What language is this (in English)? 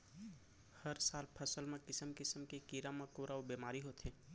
Chhattisgarhi